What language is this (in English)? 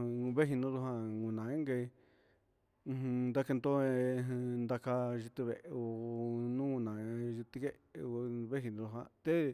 Huitepec Mixtec